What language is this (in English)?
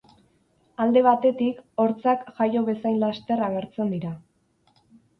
Basque